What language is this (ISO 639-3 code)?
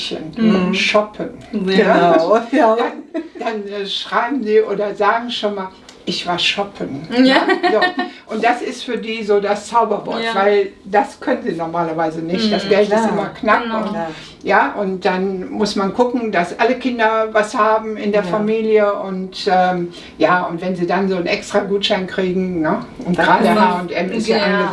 deu